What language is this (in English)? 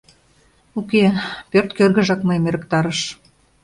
Mari